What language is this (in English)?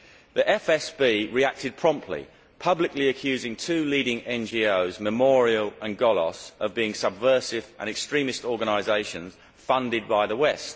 English